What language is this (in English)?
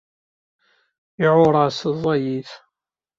Kabyle